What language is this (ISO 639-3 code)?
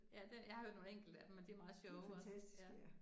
dan